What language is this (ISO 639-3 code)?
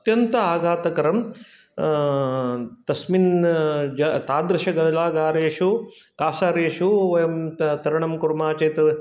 san